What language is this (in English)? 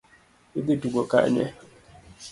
Luo (Kenya and Tanzania)